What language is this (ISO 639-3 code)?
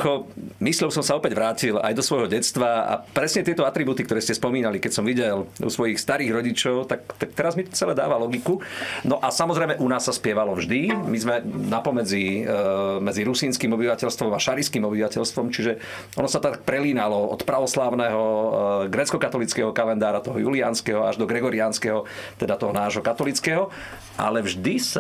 slk